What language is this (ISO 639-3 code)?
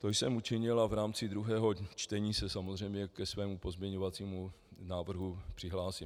ces